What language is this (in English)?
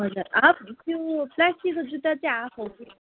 Nepali